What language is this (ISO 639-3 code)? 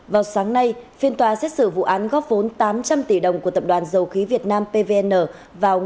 vie